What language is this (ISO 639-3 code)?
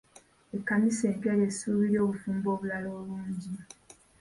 lug